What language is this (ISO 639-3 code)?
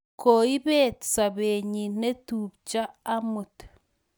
kln